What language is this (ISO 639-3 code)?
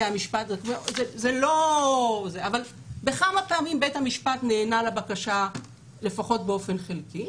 heb